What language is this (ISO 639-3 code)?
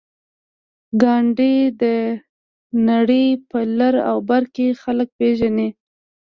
pus